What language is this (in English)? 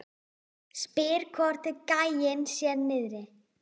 Icelandic